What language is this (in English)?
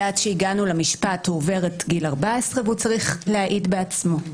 Hebrew